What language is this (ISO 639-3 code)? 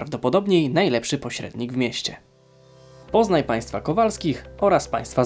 pol